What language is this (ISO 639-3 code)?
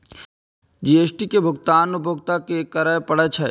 mai